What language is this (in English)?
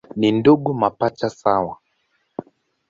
Swahili